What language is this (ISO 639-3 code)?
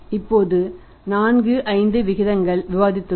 tam